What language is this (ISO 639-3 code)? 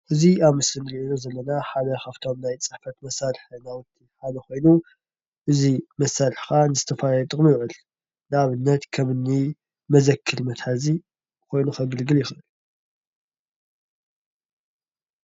tir